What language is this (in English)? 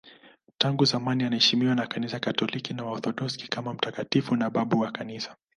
Swahili